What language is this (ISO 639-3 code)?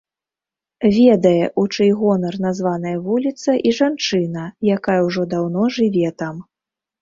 bel